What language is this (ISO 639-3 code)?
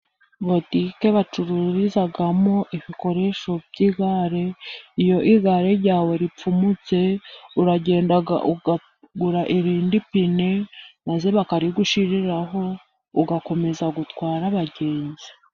kin